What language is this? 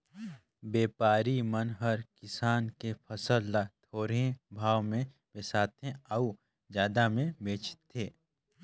Chhattisgarhi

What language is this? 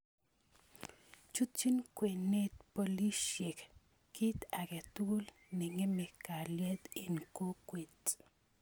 Kalenjin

